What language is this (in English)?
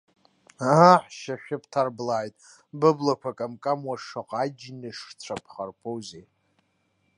Abkhazian